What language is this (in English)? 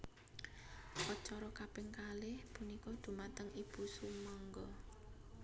Javanese